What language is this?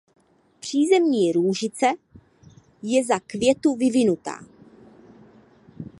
Czech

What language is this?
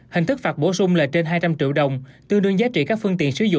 Vietnamese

